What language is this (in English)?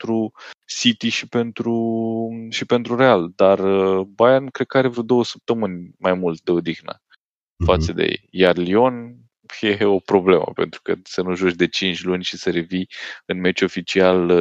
Romanian